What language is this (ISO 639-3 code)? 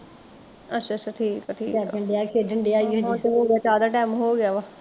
pan